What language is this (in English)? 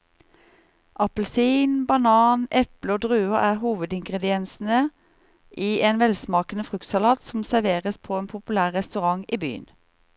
Norwegian